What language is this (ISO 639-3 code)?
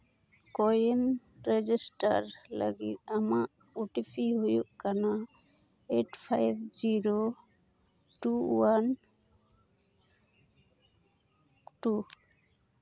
sat